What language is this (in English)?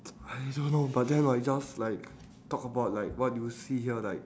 English